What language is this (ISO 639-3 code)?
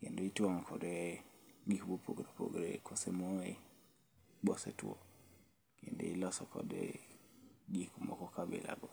luo